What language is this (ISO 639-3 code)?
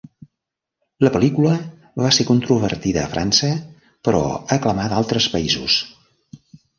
cat